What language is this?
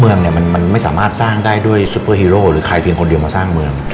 Thai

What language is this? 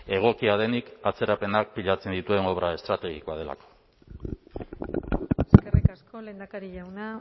Basque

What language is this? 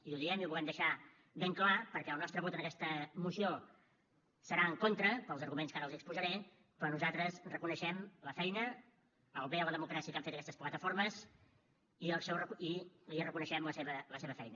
Catalan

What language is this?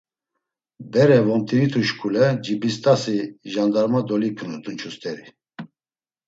Laz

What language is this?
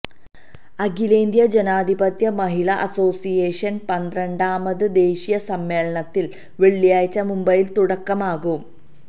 Malayalam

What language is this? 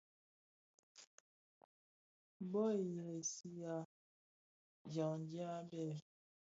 Bafia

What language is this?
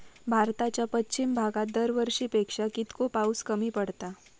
Marathi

